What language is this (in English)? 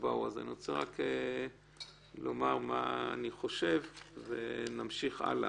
Hebrew